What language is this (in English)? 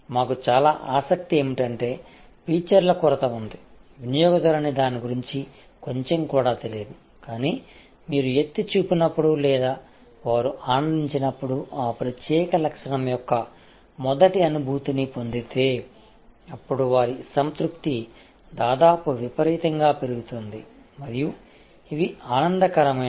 Telugu